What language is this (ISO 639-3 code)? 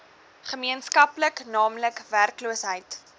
afr